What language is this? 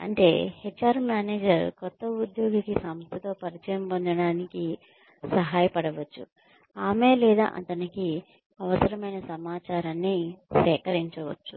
Telugu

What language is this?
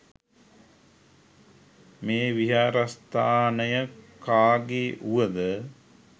Sinhala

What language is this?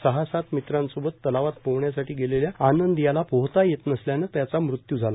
Marathi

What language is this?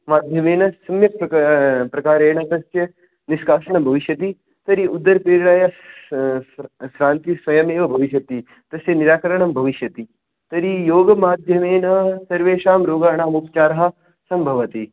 Sanskrit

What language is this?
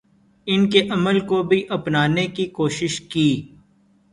Urdu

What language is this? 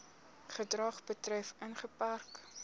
Afrikaans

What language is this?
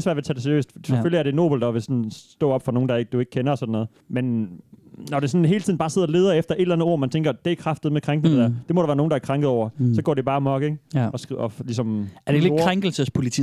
Danish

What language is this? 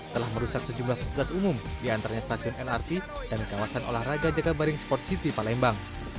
Indonesian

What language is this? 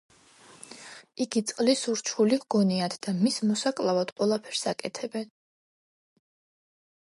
Georgian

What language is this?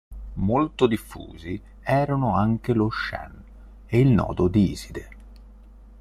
Italian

